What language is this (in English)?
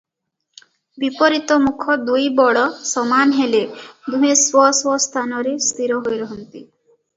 Odia